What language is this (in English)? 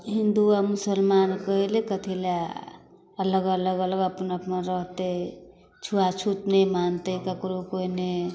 Maithili